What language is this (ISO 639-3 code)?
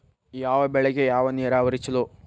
kan